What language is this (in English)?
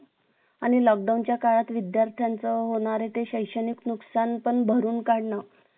Marathi